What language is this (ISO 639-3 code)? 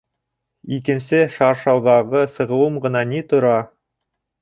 bak